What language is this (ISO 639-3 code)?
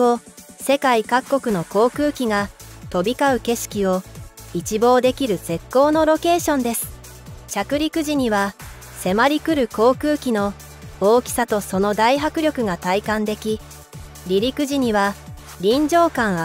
jpn